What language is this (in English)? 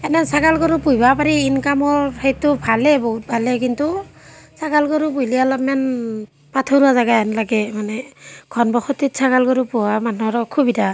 Assamese